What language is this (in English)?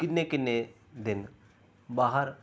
Punjabi